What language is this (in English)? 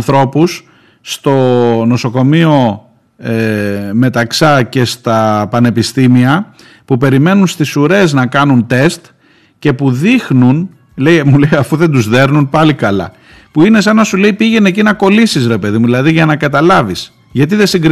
Greek